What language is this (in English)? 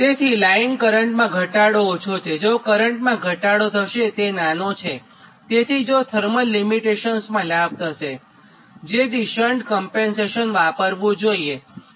Gujarati